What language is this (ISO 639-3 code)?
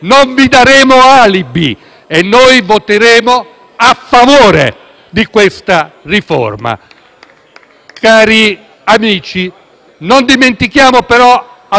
ita